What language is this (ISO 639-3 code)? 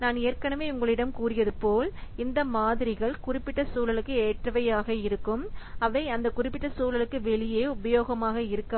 tam